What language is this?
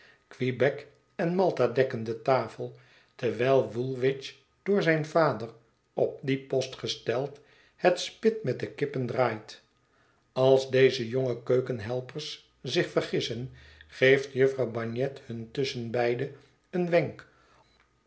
Dutch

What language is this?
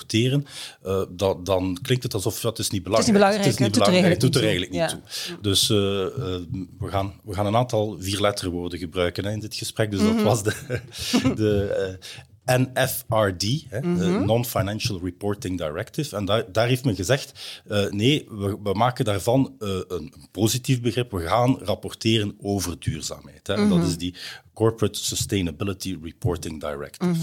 Dutch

